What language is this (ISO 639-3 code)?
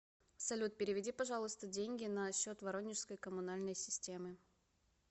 rus